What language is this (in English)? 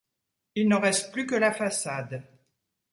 French